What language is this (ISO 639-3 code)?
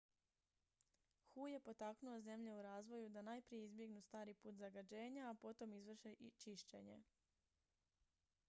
hrv